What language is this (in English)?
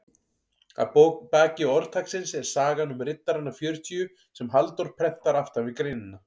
Icelandic